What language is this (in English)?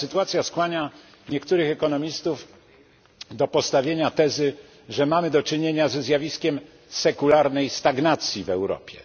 Polish